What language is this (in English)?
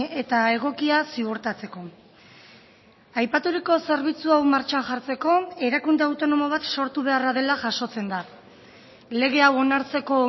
Basque